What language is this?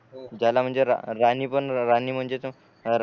Marathi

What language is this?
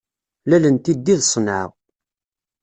Kabyle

